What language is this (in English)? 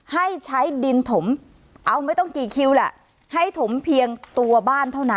Thai